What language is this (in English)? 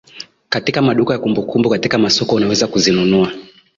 Swahili